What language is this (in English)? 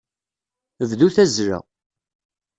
Kabyle